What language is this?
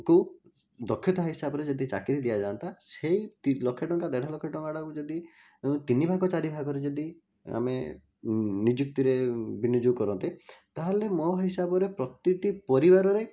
Odia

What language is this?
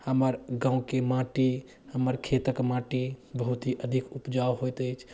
Maithili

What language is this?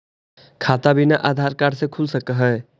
Magahi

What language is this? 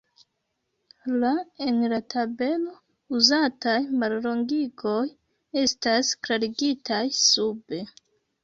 Esperanto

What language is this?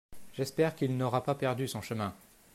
French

